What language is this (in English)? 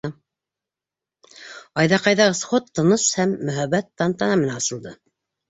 Bashkir